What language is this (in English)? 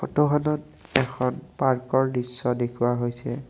Assamese